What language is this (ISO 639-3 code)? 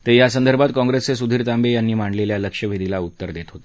mar